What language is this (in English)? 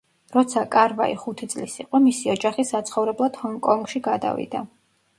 Georgian